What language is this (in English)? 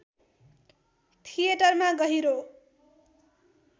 Nepali